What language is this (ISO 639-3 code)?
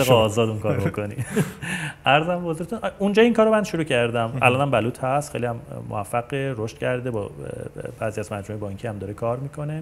fas